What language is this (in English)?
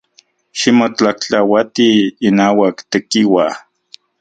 Central Puebla Nahuatl